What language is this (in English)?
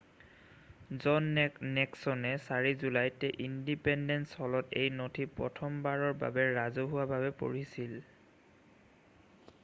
Assamese